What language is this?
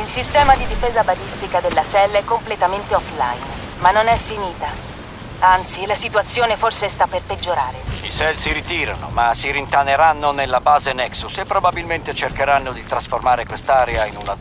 Italian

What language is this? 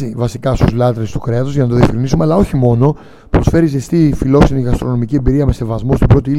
Greek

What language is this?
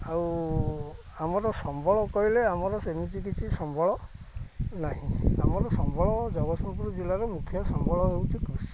Odia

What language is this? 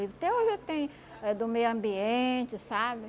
Portuguese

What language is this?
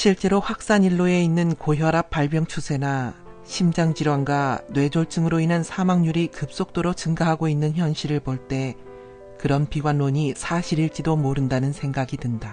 Korean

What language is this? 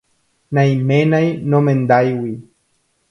Guarani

